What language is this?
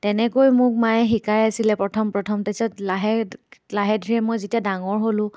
Assamese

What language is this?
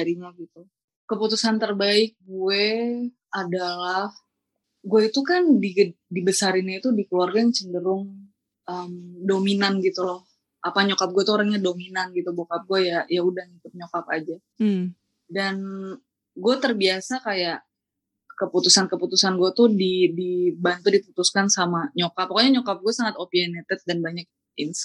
Indonesian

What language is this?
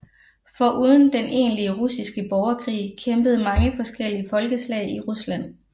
Danish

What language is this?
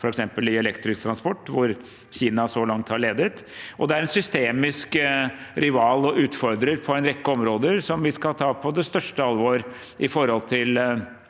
Norwegian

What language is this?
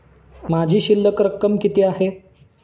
Marathi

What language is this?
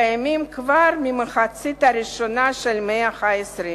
Hebrew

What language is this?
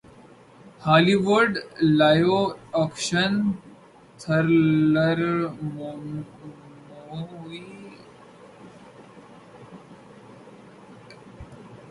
Urdu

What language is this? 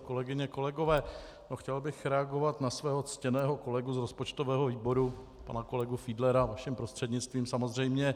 Czech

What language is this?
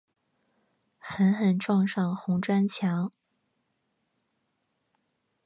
Chinese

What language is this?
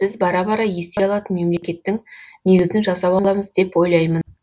Kazakh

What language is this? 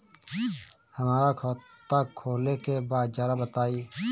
Bhojpuri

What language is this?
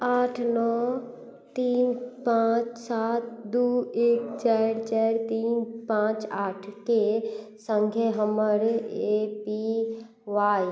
Maithili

